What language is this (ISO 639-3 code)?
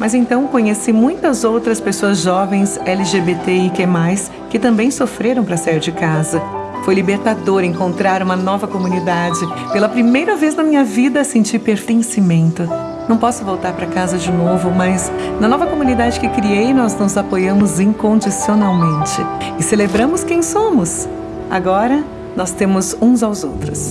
por